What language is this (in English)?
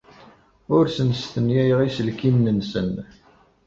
Kabyle